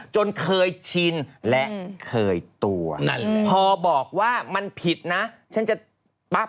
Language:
Thai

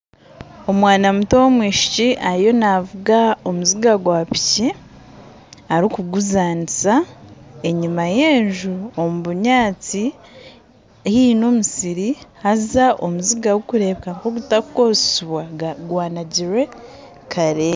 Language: Nyankole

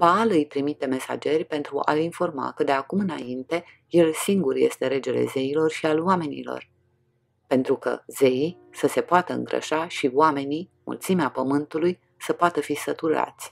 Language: Romanian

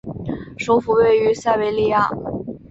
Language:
Chinese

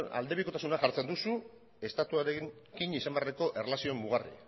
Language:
Basque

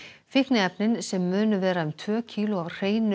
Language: Icelandic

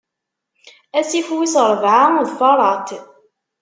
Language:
Kabyle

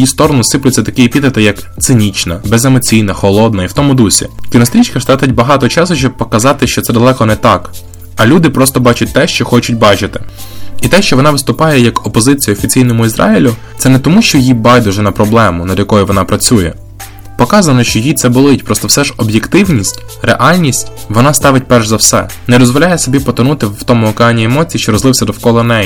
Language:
Ukrainian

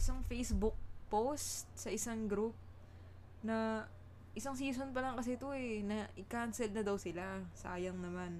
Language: Filipino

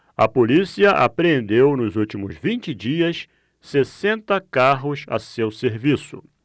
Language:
Portuguese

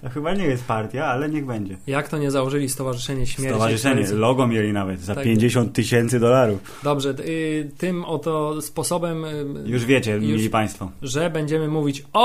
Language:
Polish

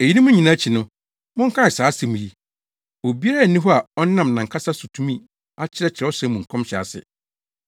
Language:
Akan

